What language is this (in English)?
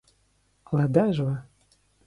Ukrainian